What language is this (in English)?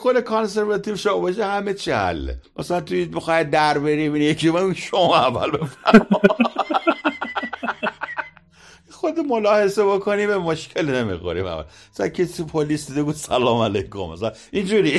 Persian